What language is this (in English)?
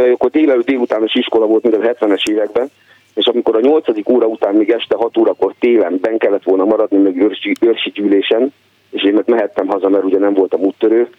Hungarian